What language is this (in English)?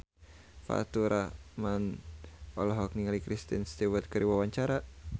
Sundanese